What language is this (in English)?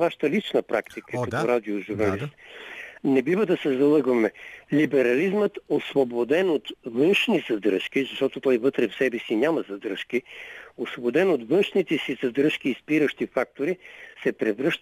Bulgarian